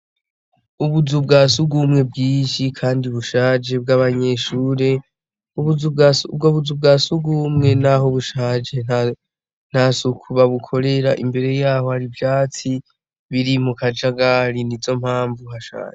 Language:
Rundi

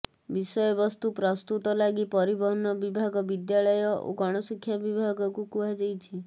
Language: Odia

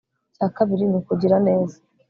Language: Kinyarwanda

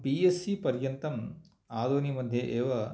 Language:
Sanskrit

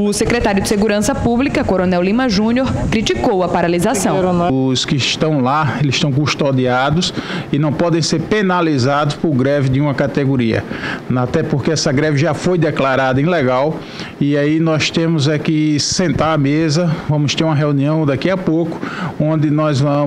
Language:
Portuguese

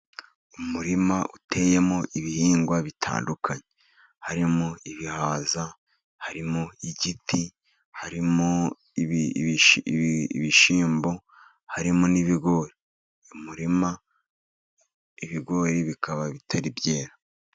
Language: Kinyarwanda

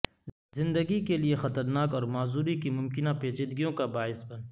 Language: Urdu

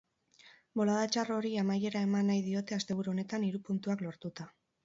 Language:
Basque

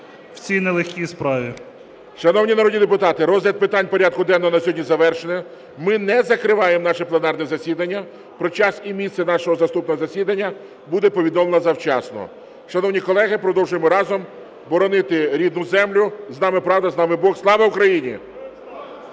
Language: Ukrainian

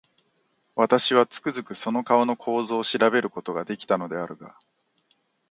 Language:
Japanese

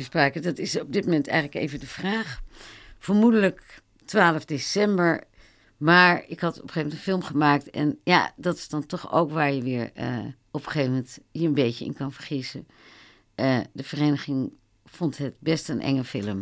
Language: Dutch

